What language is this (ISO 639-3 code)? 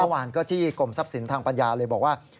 tha